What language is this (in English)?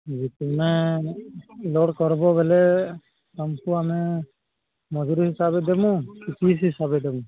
Odia